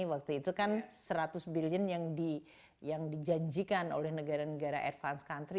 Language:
Indonesian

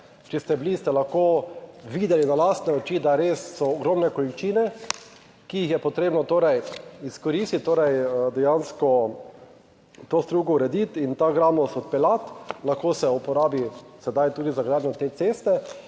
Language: Slovenian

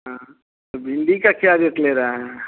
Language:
Hindi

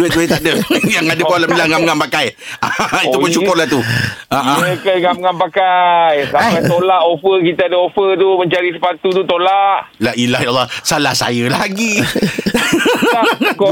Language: Malay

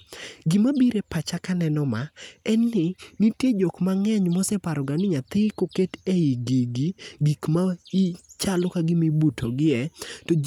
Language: Luo (Kenya and Tanzania)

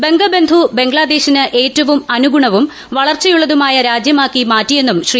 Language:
Malayalam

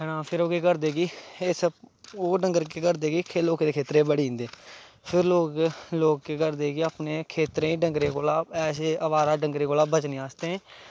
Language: Dogri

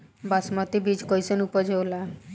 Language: Bhojpuri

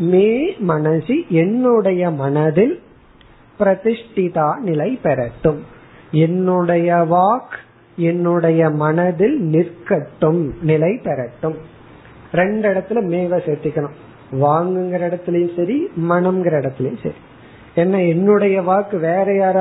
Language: Tamil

